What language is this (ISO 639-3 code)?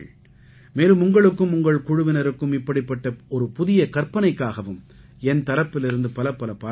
tam